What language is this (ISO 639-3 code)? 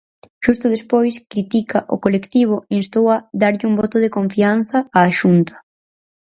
glg